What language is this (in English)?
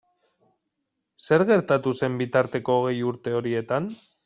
Basque